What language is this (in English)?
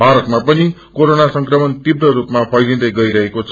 Nepali